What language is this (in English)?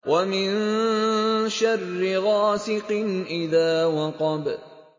Arabic